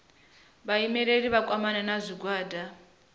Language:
Venda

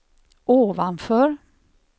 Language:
Swedish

